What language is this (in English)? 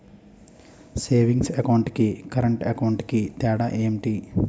Telugu